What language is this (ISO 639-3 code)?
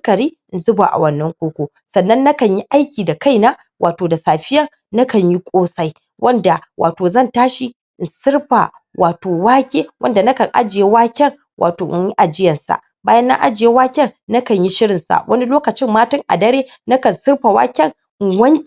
hau